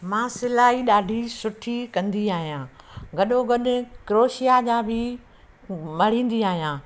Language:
Sindhi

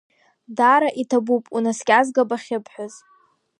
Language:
Abkhazian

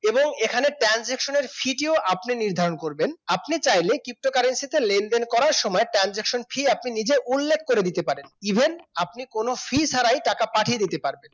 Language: Bangla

